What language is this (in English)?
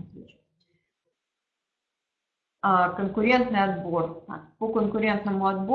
Russian